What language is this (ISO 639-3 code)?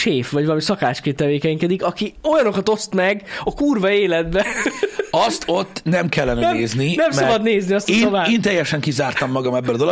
hun